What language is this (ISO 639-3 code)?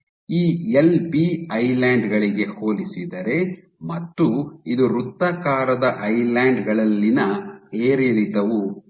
kan